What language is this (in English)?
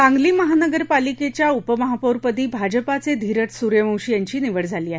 Marathi